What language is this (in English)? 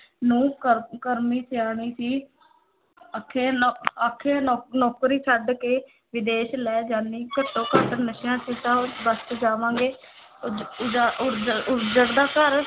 Punjabi